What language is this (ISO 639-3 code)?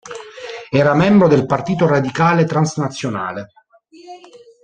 ita